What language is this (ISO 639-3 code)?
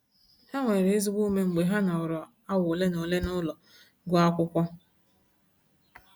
ibo